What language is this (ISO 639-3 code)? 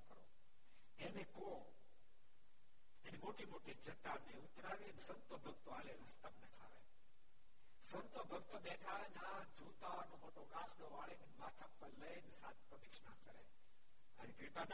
guj